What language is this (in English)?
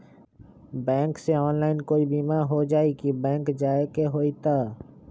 Magahi